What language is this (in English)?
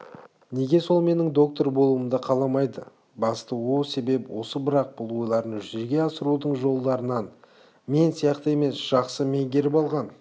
Kazakh